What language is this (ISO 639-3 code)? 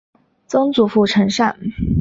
zho